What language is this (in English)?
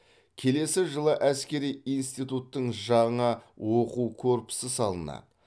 Kazakh